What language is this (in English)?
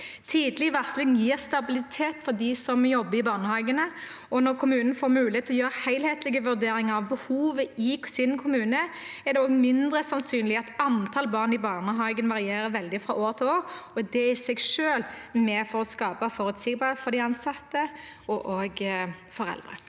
Norwegian